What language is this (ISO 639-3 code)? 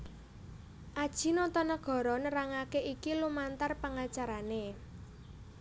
jav